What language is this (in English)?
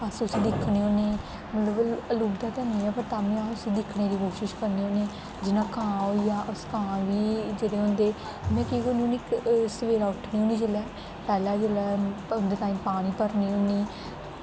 Dogri